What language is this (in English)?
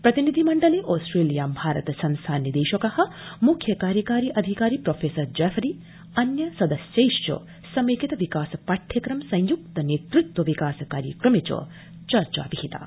Sanskrit